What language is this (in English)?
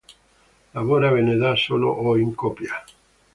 Italian